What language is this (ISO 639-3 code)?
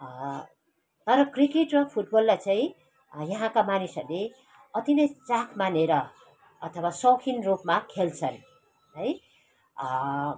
nep